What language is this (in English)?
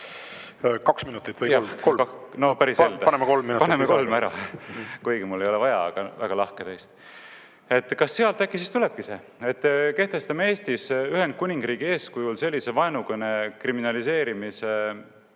Estonian